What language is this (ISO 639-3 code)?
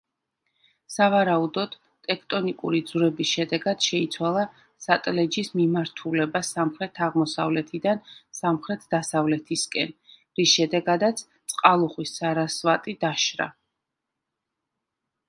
kat